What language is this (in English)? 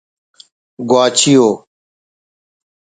Brahui